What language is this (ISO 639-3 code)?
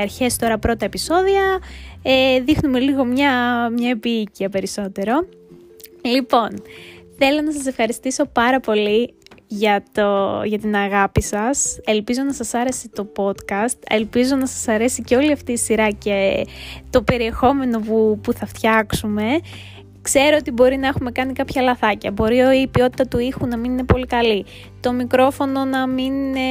ell